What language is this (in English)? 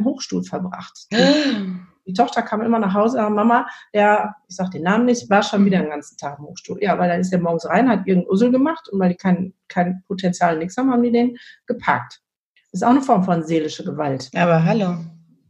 German